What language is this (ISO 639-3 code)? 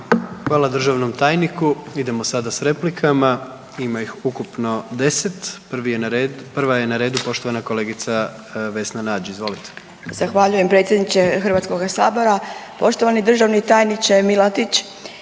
hrv